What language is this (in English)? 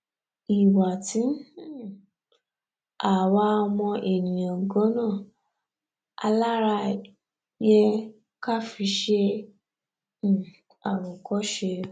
Yoruba